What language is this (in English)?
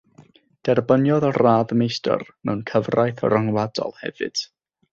Welsh